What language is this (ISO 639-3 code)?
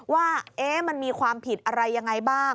tha